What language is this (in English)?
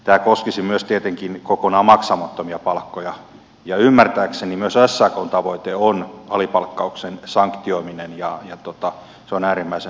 Finnish